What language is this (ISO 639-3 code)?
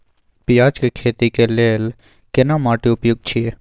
mai